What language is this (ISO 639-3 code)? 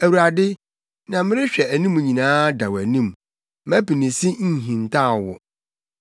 aka